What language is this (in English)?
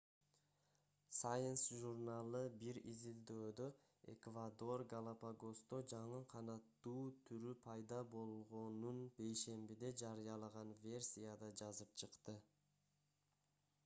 Kyrgyz